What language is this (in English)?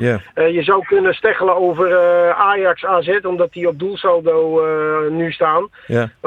Dutch